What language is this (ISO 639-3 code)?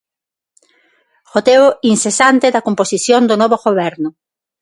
glg